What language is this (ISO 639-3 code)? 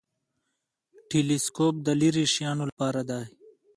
pus